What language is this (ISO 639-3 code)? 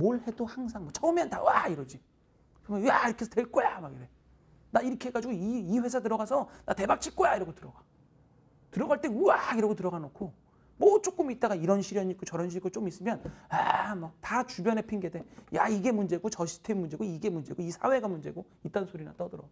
kor